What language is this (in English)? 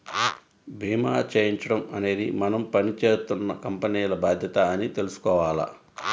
Telugu